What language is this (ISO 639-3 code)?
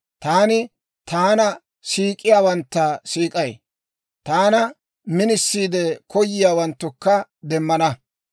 dwr